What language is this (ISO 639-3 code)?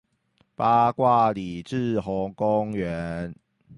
zho